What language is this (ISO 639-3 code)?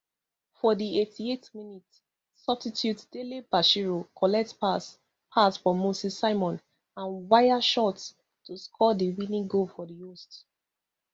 pcm